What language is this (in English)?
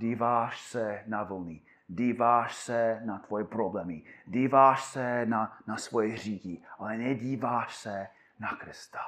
Czech